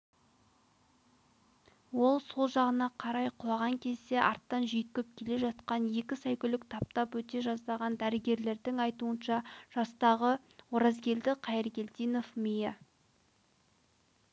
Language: Kazakh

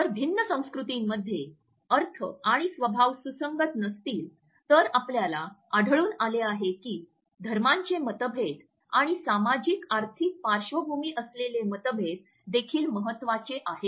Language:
Marathi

